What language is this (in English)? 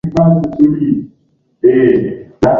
Swahili